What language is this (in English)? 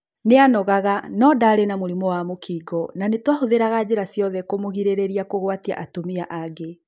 Kikuyu